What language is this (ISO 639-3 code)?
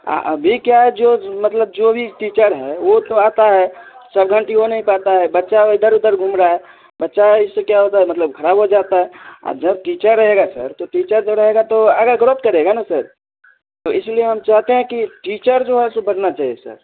hin